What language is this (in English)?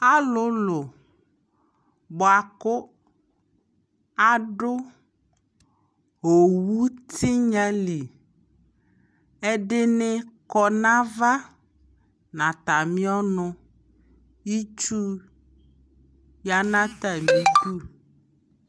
Ikposo